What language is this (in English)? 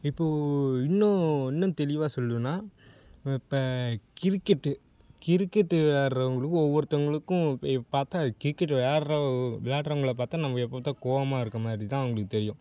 Tamil